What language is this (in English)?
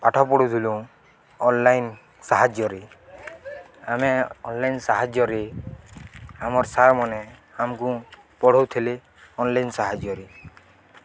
Odia